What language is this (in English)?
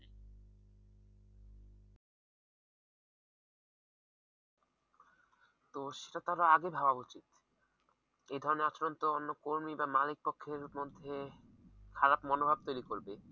Bangla